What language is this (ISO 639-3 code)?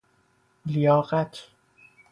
fas